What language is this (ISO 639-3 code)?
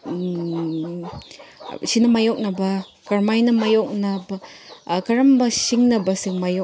mni